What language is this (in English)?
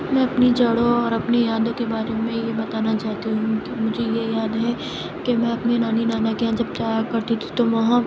Urdu